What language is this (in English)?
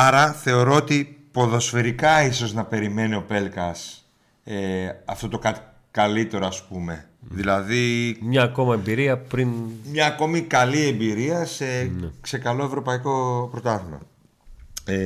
Greek